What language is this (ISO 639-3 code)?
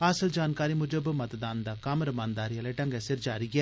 doi